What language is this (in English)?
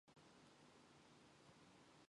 Mongolian